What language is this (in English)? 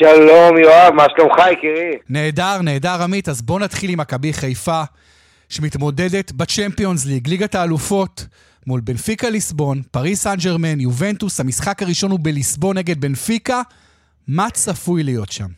Hebrew